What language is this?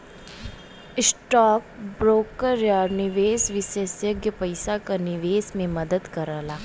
Bhojpuri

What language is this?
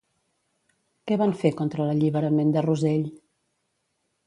Catalan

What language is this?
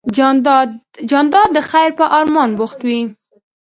Pashto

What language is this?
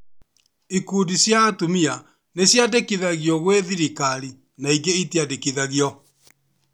Kikuyu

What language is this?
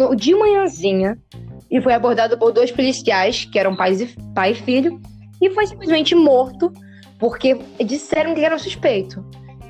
Portuguese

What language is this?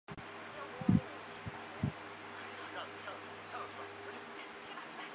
Chinese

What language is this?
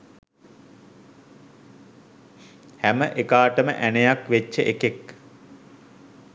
Sinhala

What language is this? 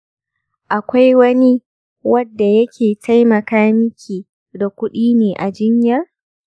Hausa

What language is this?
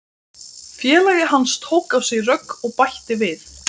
Icelandic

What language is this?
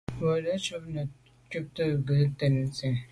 Medumba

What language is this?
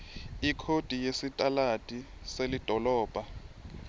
Swati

